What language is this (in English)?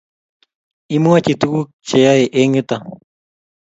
Kalenjin